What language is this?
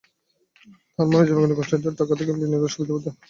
Bangla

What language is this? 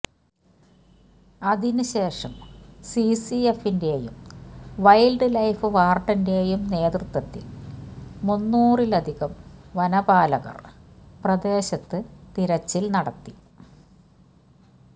Malayalam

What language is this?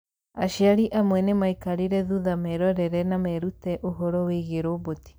Kikuyu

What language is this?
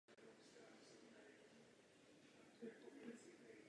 Czech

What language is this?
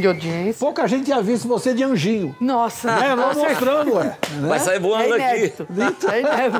Portuguese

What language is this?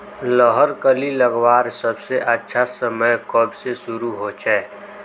Magahi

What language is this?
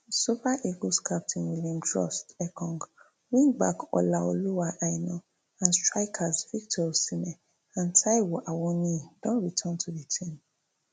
Nigerian Pidgin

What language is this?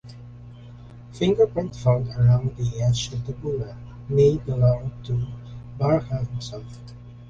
English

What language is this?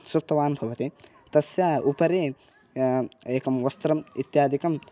Sanskrit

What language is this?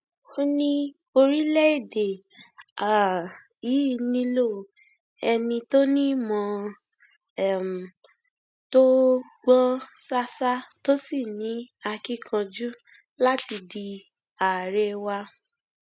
Yoruba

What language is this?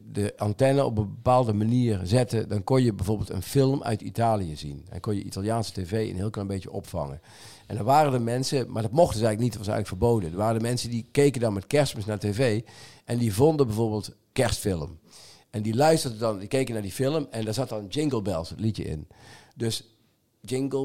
Dutch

